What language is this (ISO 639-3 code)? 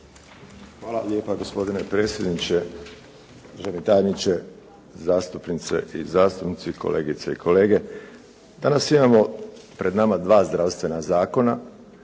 hrv